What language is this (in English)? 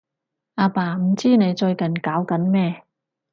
Cantonese